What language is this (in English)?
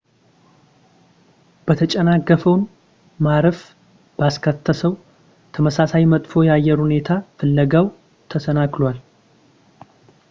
Amharic